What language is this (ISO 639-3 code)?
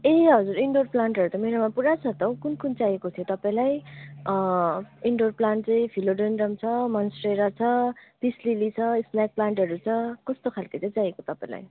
nep